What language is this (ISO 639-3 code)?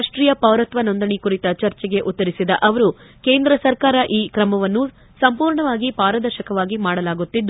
kan